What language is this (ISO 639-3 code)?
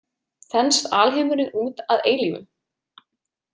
isl